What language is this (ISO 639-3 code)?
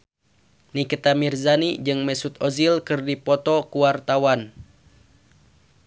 sun